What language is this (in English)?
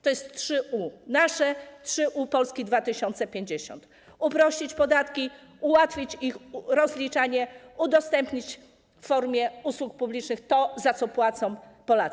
Polish